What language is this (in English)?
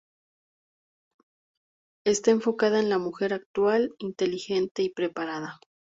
Spanish